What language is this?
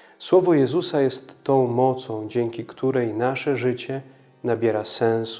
Polish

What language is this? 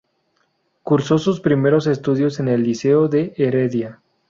Spanish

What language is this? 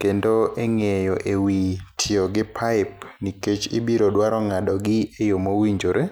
Luo (Kenya and Tanzania)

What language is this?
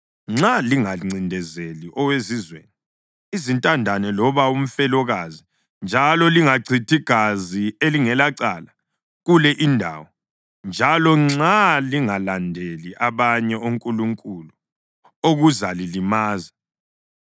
North Ndebele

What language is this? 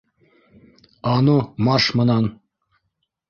Bashkir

